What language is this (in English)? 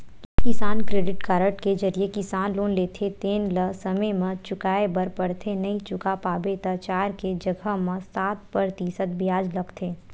Chhattisgarhi